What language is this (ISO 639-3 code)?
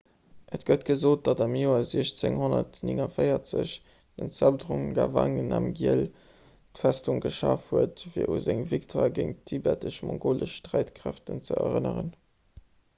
ltz